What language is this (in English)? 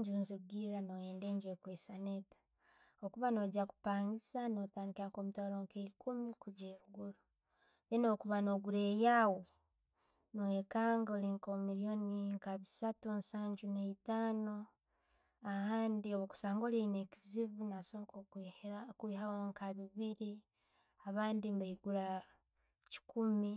Tooro